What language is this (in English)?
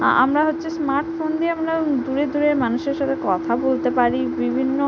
Bangla